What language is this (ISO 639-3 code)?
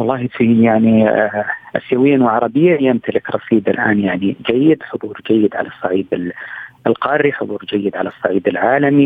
ara